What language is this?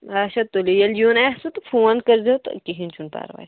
Kashmiri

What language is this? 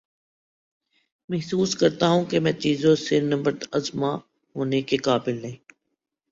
Urdu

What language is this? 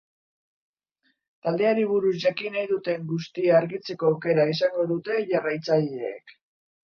Basque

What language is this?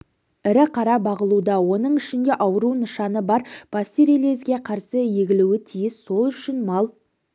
Kazakh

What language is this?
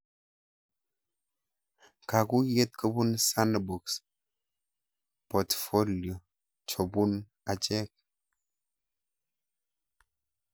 Kalenjin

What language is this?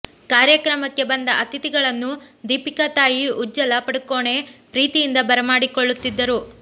Kannada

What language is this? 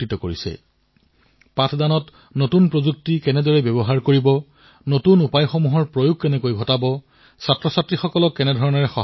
Assamese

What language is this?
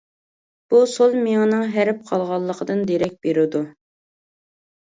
Uyghur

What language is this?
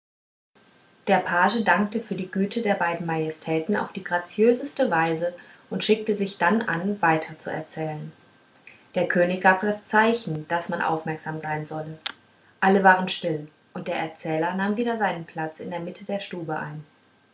German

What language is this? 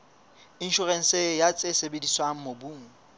Southern Sotho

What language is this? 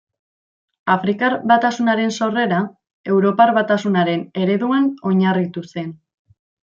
Basque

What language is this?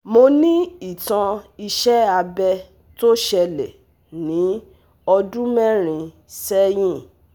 Yoruba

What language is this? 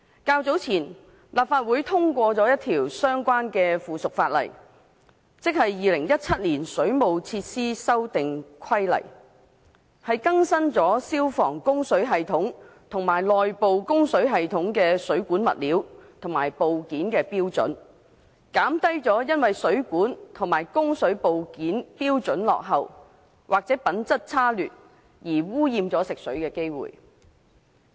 Cantonese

